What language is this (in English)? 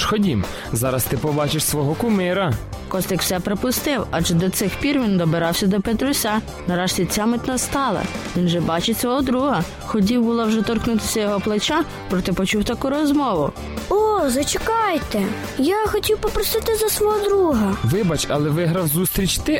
Ukrainian